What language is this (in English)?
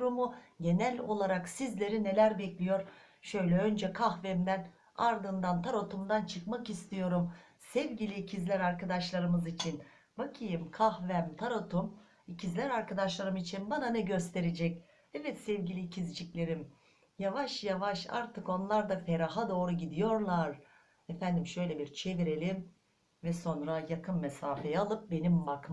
Turkish